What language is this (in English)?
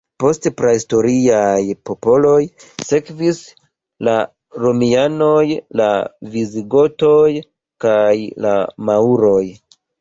Esperanto